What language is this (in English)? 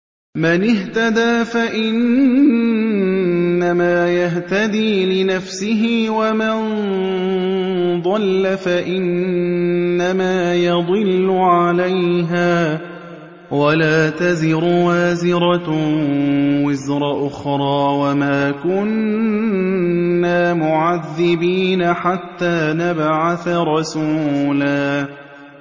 Arabic